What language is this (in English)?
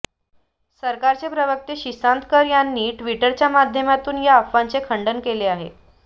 Marathi